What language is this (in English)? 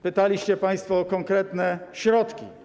Polish